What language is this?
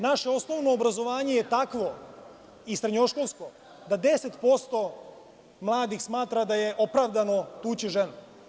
Serbian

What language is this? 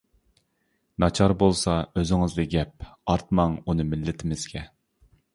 Uyghur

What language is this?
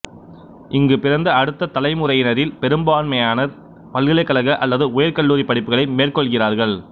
Tamil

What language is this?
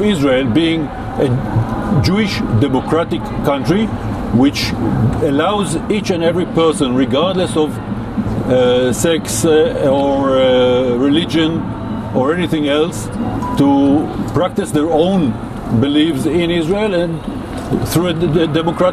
Urdu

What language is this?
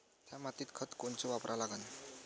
Marathi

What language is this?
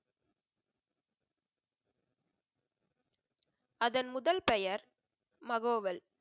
Tamil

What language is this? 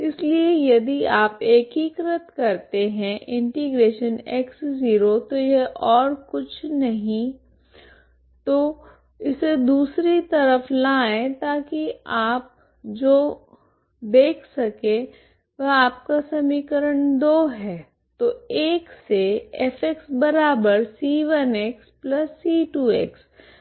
Hindi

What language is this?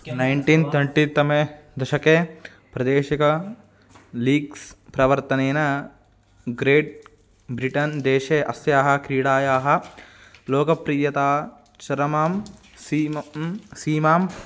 Sanskrit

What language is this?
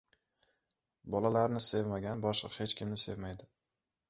Uzbek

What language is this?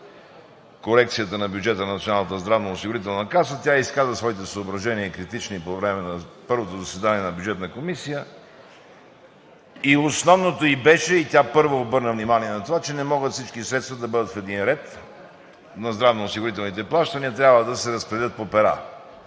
Bulgarian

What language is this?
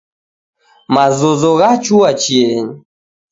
Taita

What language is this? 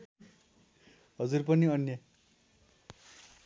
Nepali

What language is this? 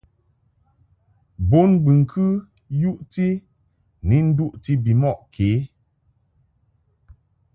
Mungaka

